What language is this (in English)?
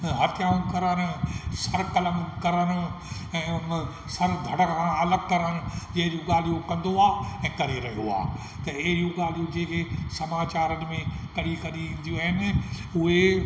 Sindhi